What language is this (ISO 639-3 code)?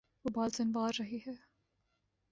urd